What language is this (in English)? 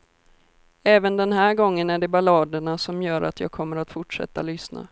Swedish